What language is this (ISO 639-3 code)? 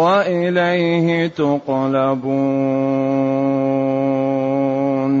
ara